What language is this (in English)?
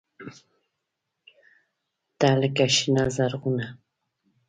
Pashto